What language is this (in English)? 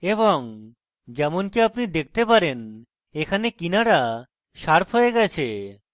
Bangla